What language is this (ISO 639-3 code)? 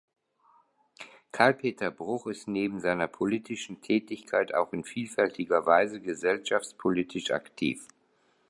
deu